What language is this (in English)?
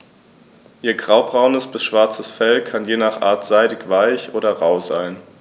German